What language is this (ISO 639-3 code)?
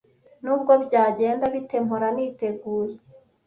kin